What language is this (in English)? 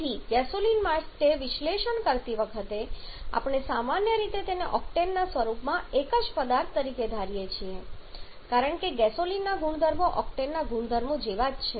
Gujarati